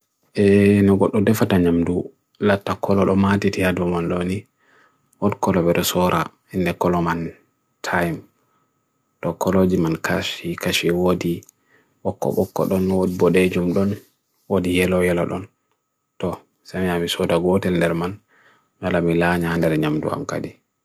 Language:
Bagirmi Fulfulde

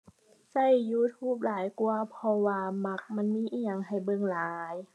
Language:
Thai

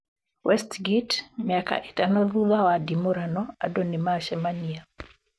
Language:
Kikuyu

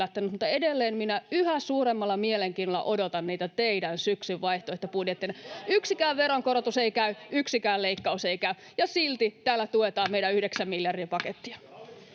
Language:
Finnish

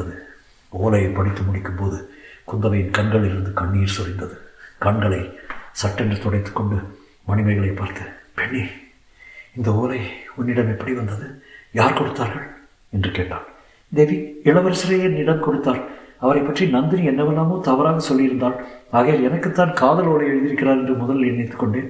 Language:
Tamil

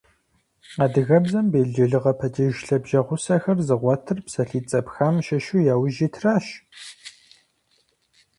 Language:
Kabardian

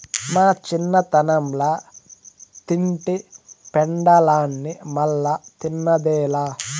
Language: Telugu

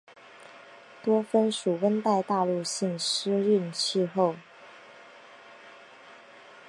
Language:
Chinese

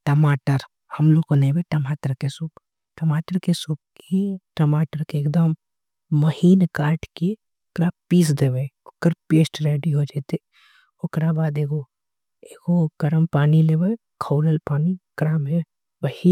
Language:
Angika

